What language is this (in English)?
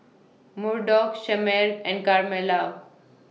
English